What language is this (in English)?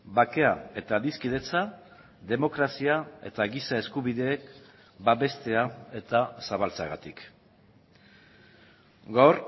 Basque